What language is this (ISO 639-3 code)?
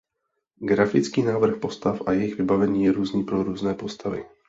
ces